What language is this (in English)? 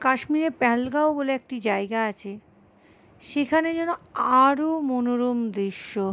Bangla